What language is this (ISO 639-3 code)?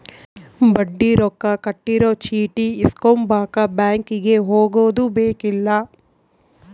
kan